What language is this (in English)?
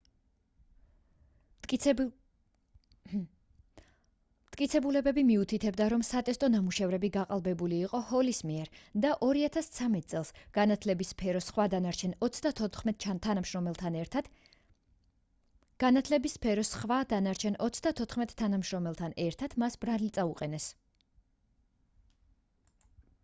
Georgian